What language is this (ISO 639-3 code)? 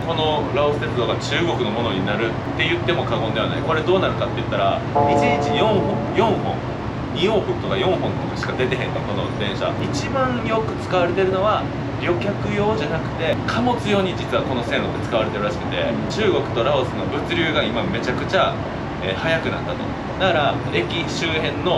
jpn